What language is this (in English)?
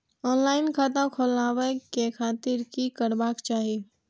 Maithili